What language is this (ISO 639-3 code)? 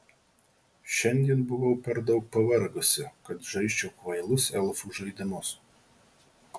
lit